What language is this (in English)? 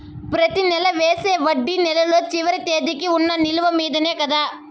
Telugu